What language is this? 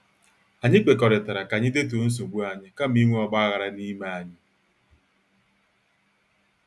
Igbo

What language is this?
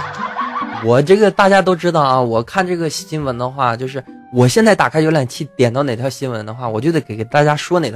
Chinese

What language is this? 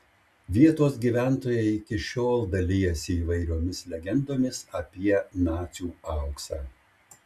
Lithuanian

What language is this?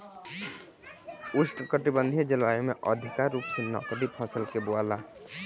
Bhojpuri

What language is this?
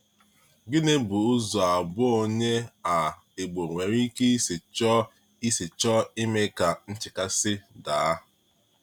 Igbo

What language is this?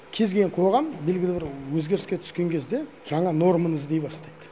Kazakh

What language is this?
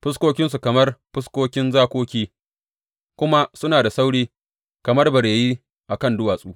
Hausa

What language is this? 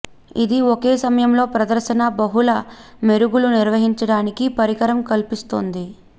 Telugu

